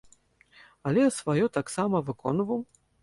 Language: Belarusian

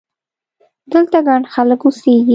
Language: Pashto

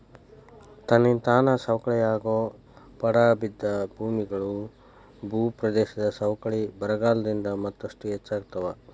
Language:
Kannada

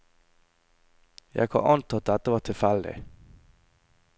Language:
Norwegian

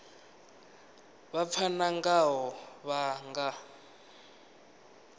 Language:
Venda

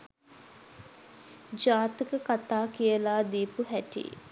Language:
Sinhala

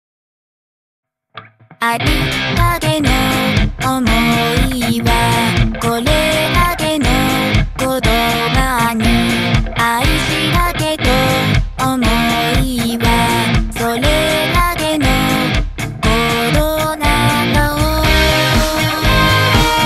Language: Japanese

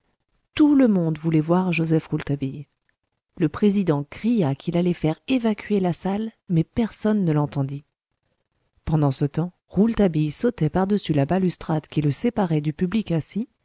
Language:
French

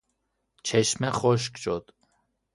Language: Persian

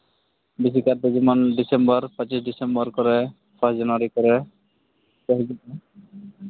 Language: Santali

